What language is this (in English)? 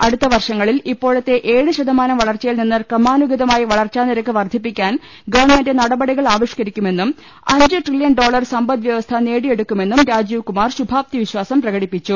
Malayalam